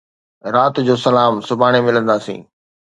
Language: Sindhi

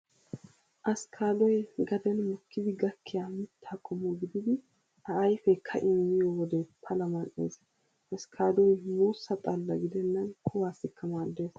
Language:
Wolaytta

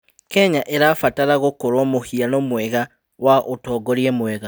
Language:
Kikuyu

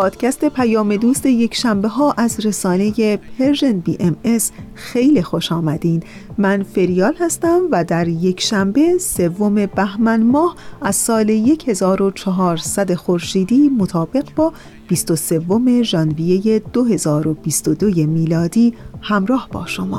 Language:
Persian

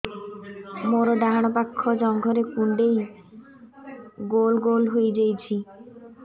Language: Odia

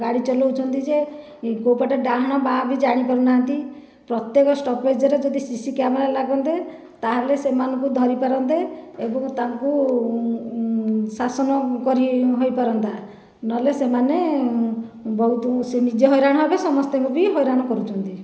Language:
Odia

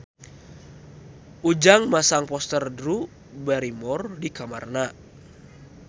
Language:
Sundanese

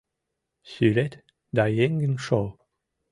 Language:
Mari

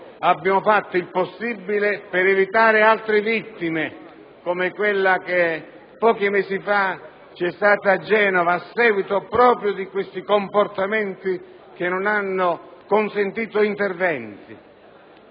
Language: Italian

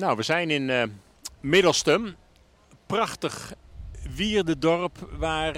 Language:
Dutch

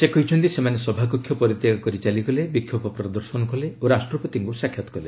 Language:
Odia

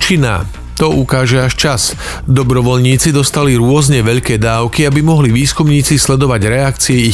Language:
Slovak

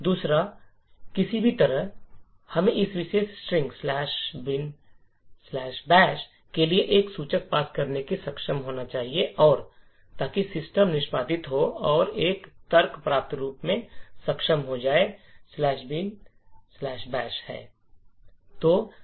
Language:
Hindi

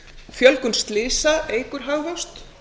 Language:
Icelandic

